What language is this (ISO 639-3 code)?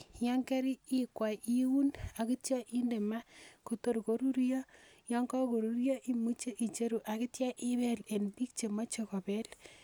kln